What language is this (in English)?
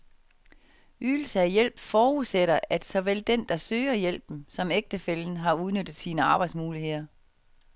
Danish